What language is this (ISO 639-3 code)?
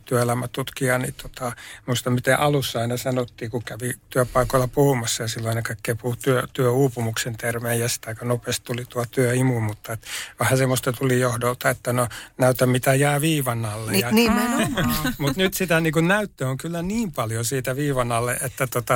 fin